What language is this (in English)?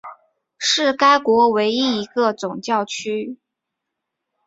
Chinese